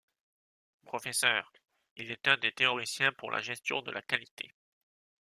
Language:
French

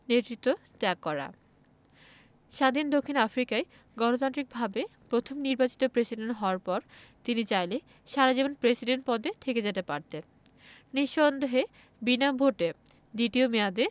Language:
Bangla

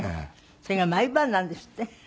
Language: Japanese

